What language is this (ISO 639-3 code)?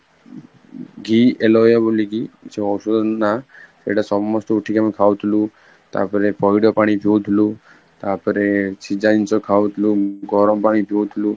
ori